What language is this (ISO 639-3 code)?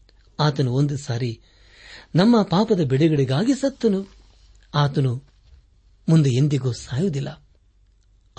kan